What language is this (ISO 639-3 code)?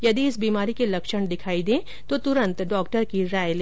hin